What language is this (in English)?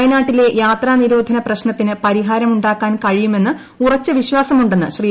Malayalam